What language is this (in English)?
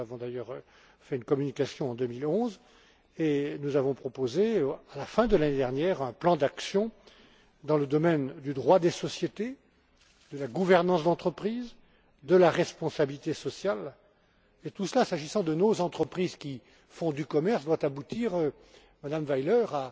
French